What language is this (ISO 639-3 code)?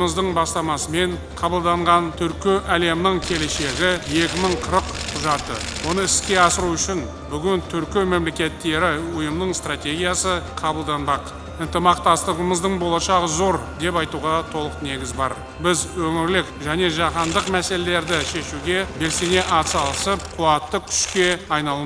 tur